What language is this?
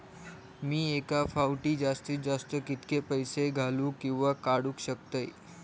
Marathi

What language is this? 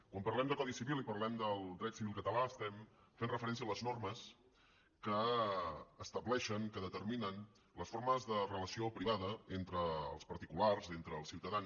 Catalan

